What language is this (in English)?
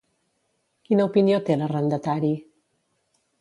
Catalan